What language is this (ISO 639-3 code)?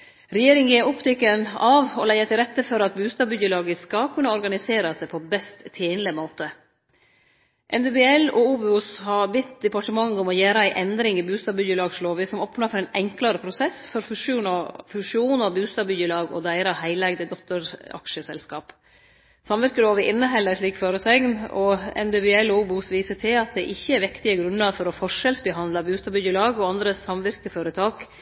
nno